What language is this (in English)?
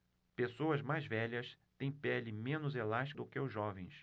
Portuguese